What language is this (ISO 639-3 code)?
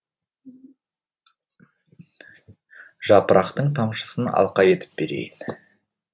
kaz